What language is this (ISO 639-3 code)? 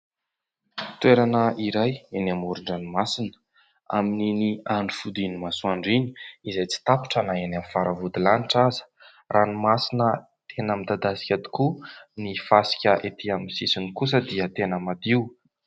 mlg